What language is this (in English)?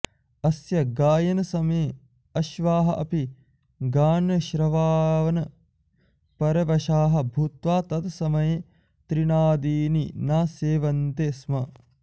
Sanskrit